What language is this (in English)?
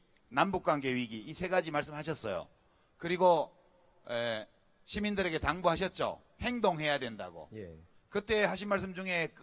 Korean